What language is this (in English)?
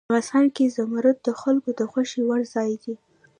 Pashto